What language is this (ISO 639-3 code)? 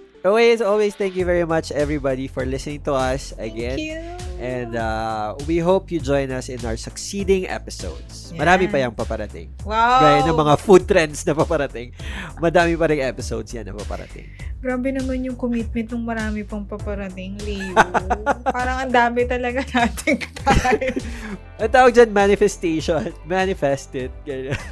fil